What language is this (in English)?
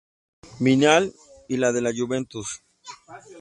Spanish